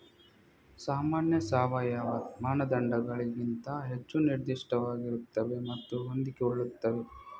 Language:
Kannada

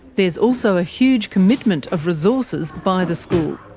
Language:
English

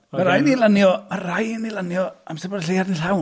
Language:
Welsh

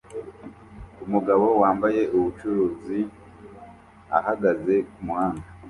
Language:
Kinyarwanda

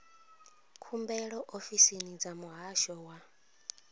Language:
Venda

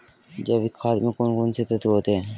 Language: Hindi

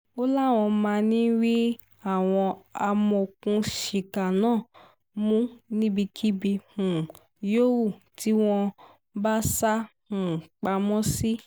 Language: Yoruba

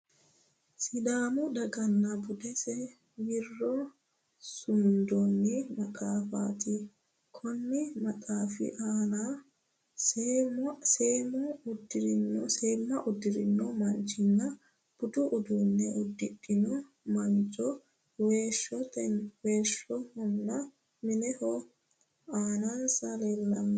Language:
Sidamo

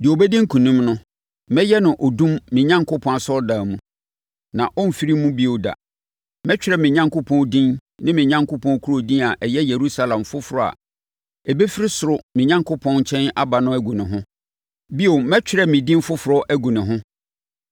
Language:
Akan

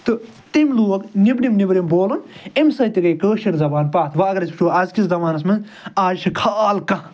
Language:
Kashmiri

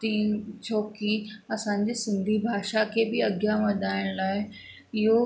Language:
Sindhi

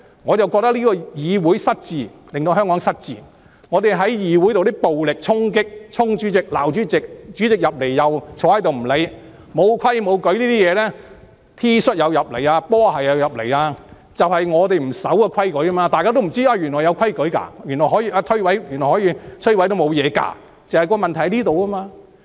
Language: Cantonese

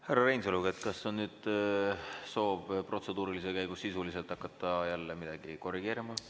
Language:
Estonian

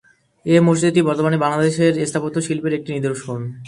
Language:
Bangla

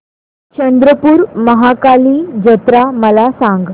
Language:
Marathi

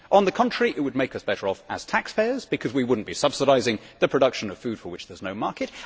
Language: English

